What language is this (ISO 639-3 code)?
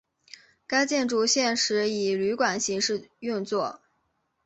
zho